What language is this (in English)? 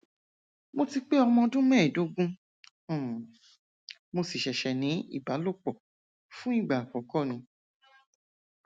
Yoruba